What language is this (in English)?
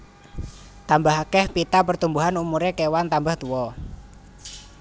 Javanese